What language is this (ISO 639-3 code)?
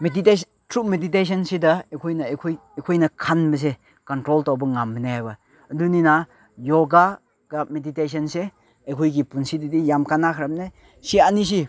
mni